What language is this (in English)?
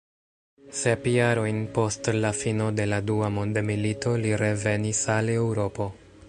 Esperanto